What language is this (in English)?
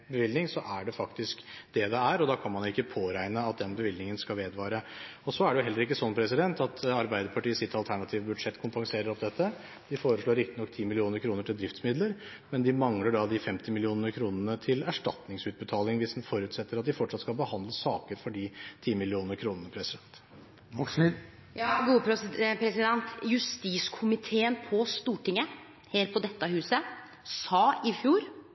Norwegian